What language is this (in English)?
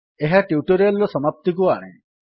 Odia